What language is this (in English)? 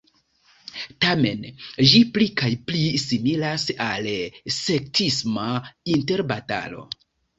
Esperanto